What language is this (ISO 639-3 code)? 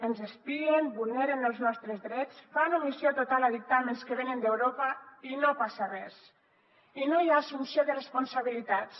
cat